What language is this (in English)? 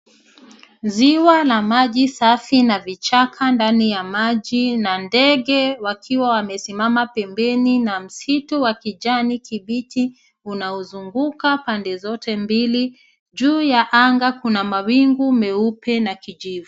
Swahili